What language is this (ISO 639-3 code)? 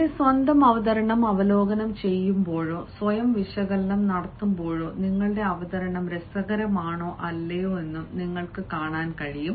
mal